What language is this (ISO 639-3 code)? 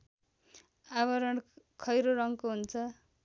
nep